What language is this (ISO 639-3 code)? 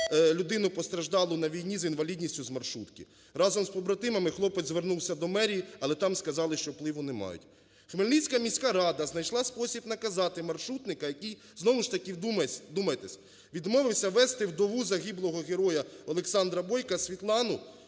ukr